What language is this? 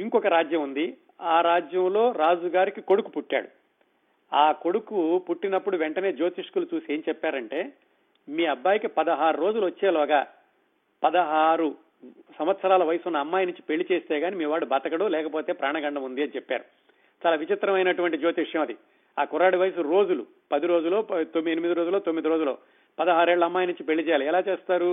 Telugu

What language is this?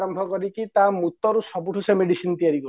Odia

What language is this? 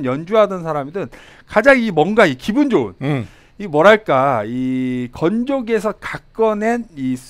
Korean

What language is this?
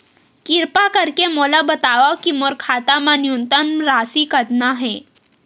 Chhattisgarhi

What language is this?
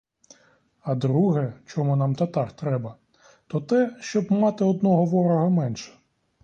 Ukrainian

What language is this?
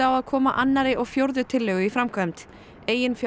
Icelandic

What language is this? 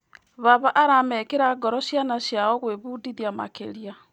Kikuyu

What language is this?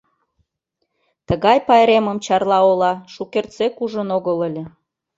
Mari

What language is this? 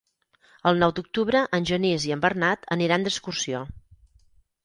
Catalan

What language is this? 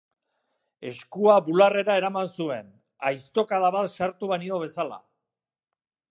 Basque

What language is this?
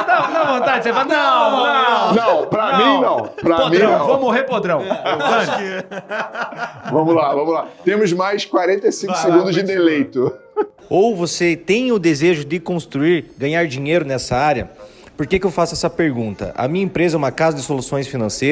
Portuguese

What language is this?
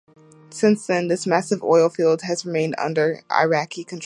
English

